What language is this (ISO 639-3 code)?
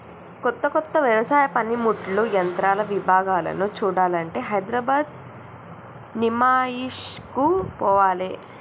tel